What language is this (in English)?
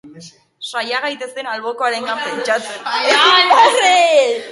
Basque